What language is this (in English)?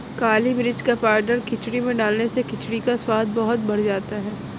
Hindi